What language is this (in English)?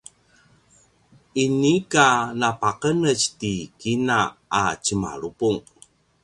Paiwan